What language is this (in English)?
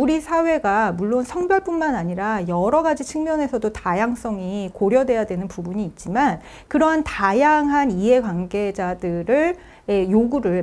Korean